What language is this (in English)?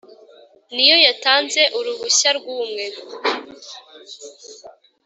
Kinyarwanda